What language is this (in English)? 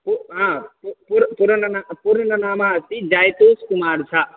Sanskrit